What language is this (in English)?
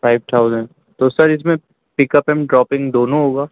Urdu